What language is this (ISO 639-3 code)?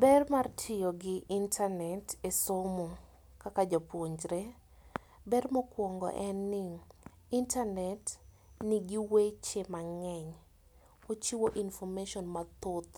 luo